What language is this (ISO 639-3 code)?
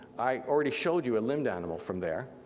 eng